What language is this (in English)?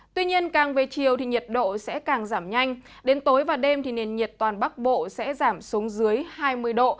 Vietnamese